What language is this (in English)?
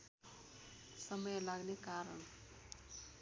Nepali